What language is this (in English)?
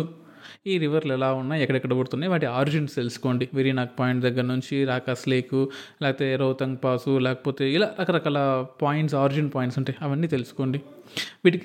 Telugu